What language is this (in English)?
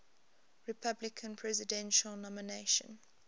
English